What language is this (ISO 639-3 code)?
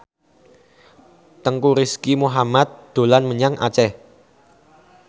jav